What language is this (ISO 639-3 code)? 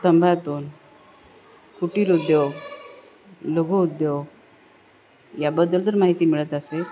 mar